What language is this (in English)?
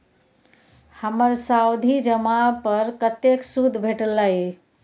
Maithili